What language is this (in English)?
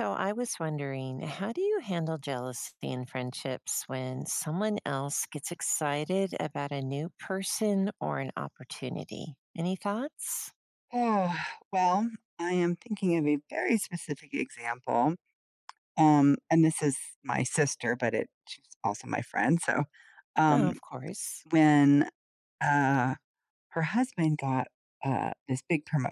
English